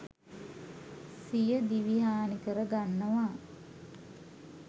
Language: Sinhala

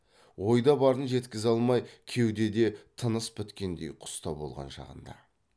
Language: Kazakh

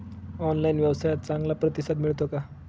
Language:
Marathi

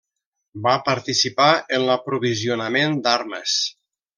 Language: Catalan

